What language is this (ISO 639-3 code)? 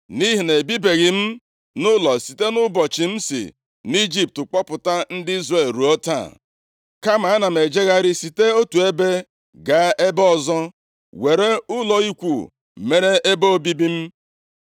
ibo